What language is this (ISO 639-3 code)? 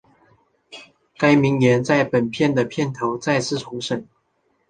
zho